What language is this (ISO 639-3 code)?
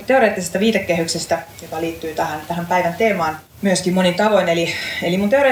fin